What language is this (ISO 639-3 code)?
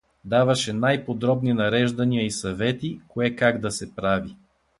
bul